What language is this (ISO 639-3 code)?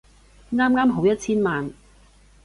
yue